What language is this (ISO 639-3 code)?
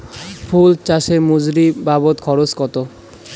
ben